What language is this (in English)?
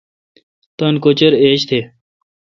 Kalkoti